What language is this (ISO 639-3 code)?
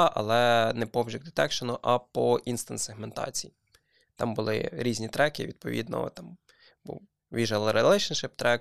ukr